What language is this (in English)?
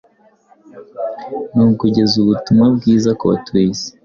Kinyarwanda